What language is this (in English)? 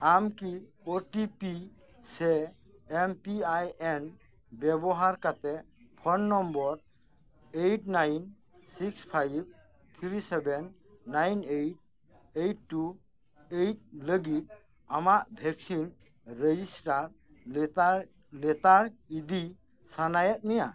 Santali